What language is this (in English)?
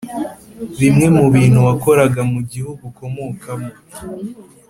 Kinyarwanda